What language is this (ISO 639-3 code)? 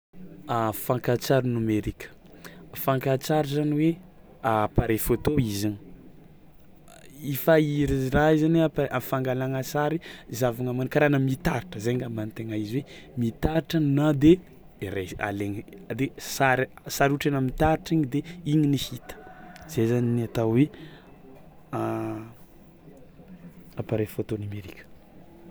xmw